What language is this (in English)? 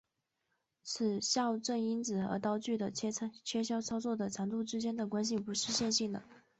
Chinese